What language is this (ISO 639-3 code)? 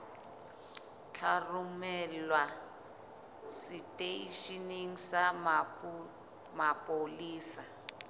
sot